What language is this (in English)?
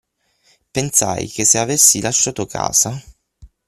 Italian